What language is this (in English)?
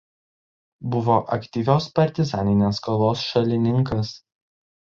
Lithuanian